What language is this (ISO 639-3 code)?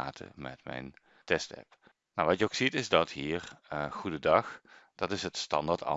nld